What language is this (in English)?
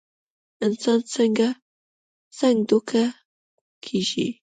Pashto